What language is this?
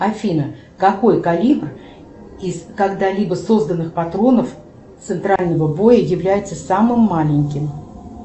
Russian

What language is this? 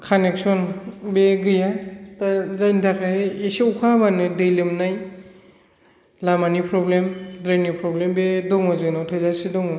Bodo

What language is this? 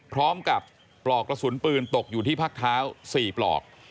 Thai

